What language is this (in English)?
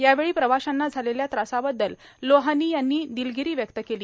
Marathi